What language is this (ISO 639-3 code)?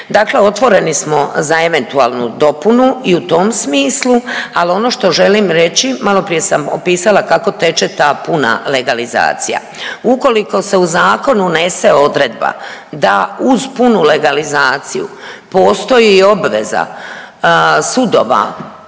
hrv